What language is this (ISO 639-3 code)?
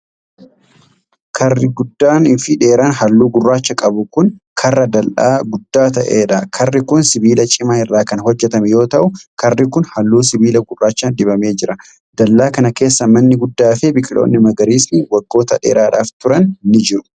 orm